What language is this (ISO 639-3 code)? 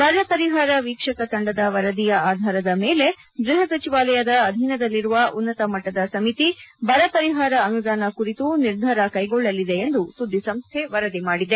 kan